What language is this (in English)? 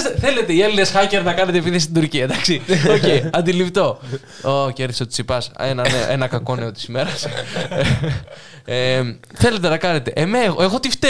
Greek